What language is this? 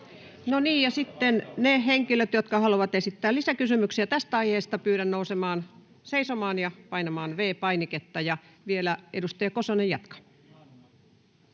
Finnish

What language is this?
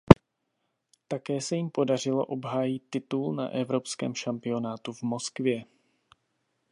Czech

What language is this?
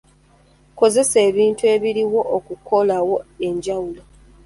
Ganda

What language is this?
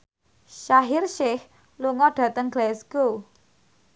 Javanese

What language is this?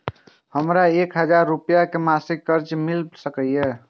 Maithili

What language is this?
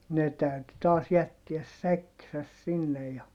Finnish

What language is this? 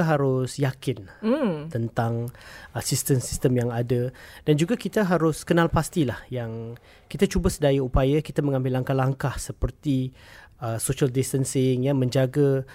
Malay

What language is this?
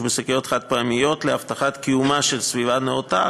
Hebrew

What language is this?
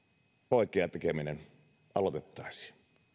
Finnish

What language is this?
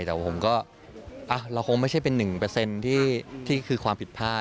Thai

